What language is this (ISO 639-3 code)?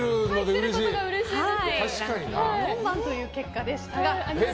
jpn